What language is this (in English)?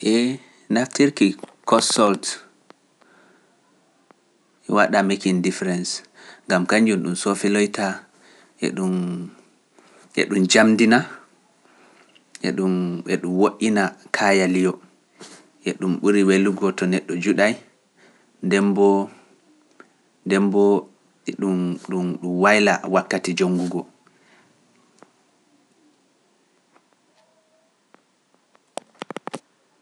Pular